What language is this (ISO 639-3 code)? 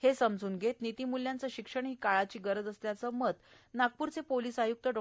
mar